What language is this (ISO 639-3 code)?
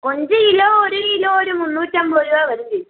mal